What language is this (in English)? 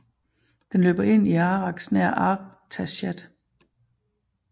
Danish